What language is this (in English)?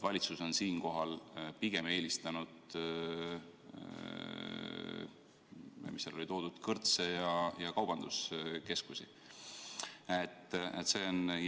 Estonian